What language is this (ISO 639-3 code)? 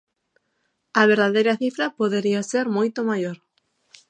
glg